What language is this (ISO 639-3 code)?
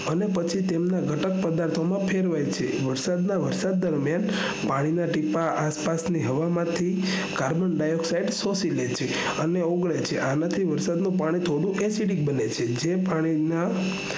guj